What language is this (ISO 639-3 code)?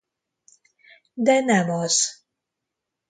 hun